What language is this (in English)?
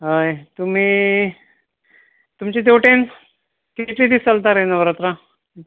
Konkani